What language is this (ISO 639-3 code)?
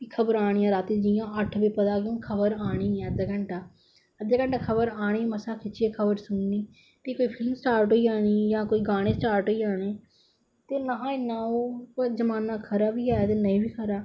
doi